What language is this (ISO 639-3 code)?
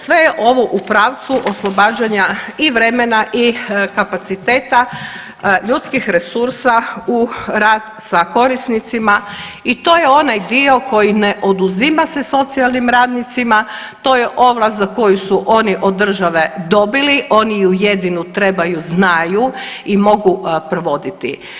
hrv